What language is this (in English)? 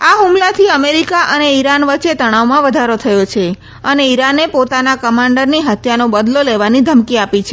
Gujarati